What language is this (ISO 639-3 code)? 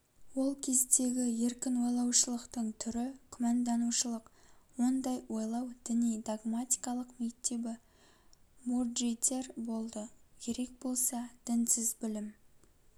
kaz